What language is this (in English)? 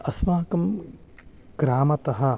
Sanskrit